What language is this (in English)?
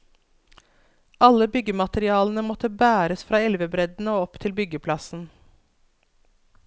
Norwegian